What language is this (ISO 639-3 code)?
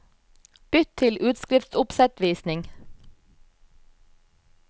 nor